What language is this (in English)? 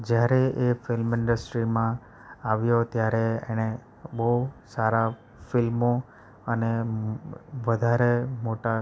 Gujarati